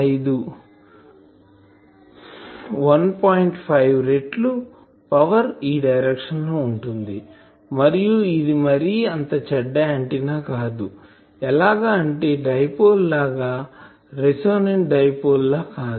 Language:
Telugu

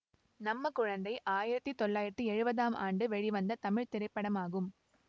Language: Tamil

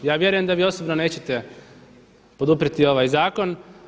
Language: Croatian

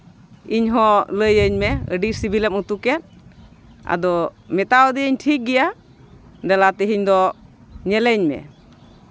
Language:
Santali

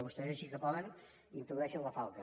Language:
Catalan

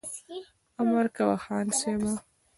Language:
Pashto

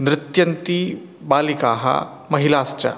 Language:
Sanskrit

